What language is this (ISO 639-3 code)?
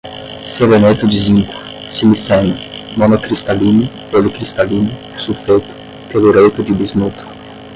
por